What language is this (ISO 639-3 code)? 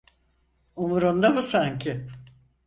tur